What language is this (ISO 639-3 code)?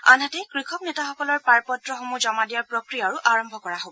asm